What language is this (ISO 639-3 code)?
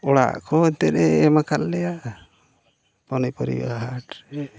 sat